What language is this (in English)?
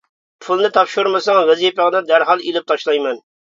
Uyghur